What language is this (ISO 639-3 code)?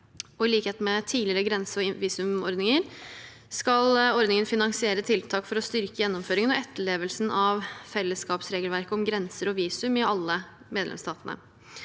nor